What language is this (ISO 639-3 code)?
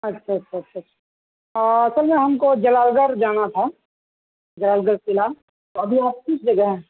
urd